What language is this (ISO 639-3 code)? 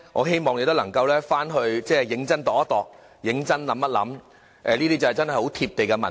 yue